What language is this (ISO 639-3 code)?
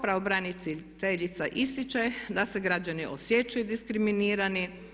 hrv